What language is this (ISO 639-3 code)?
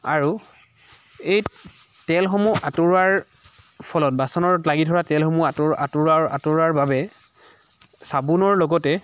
asm